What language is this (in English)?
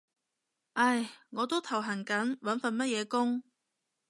Cantonese